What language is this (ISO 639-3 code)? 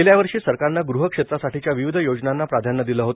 mar